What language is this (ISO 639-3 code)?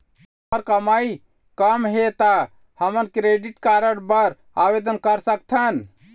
hne